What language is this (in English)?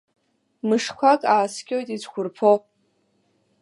Abkhazian